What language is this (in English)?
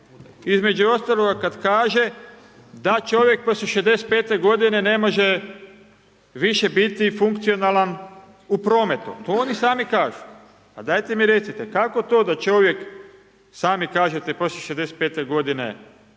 Croatian